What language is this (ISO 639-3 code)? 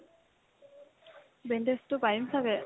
asm